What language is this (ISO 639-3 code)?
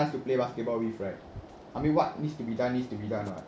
eng